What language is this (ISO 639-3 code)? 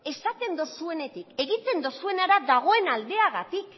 eus